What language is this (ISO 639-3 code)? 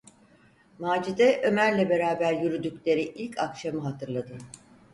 tur